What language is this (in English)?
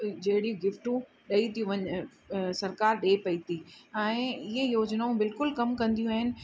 Sindhi